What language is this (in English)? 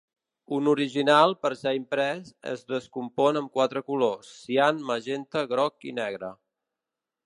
Catalan